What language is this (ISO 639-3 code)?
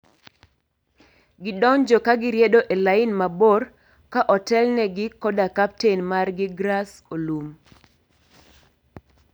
luo